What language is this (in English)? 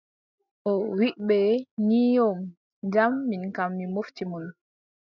Adamawa Fulfulde